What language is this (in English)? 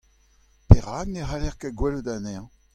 Breton